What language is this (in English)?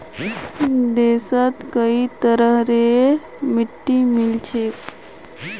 Magahi